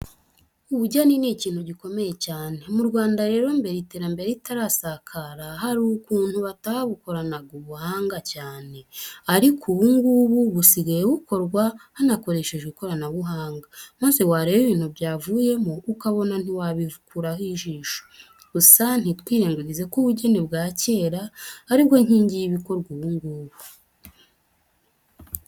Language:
Kinyarwanda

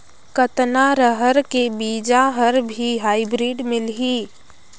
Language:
Chhattisgarhi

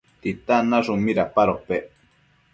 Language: Matsés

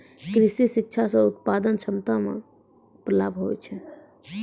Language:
Maithili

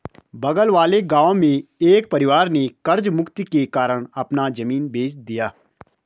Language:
Hindi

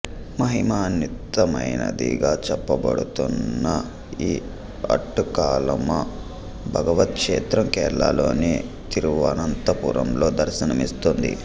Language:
Telugu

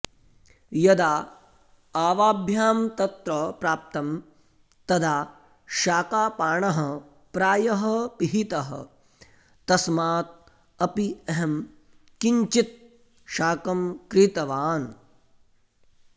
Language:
Sanskrit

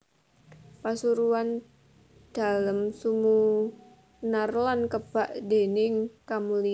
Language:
Javanese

